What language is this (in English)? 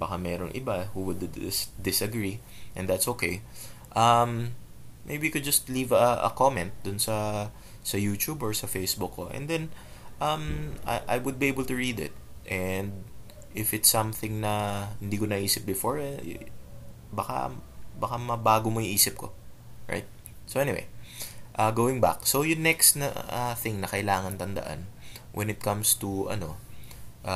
Filipino